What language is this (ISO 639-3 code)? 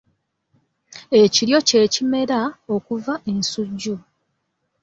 lug